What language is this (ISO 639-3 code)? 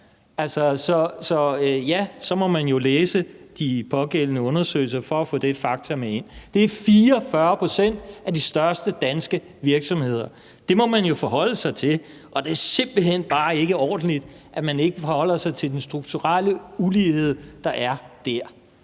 dan